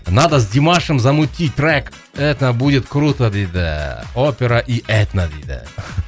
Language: Kazakh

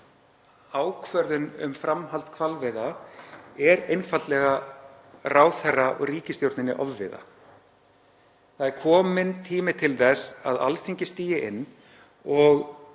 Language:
Icelandic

